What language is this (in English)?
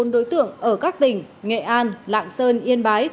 Vietnamese